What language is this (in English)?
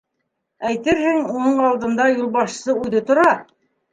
Bashkir